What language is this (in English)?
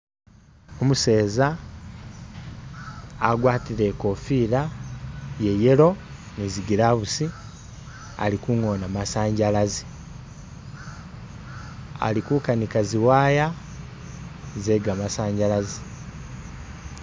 Masaaba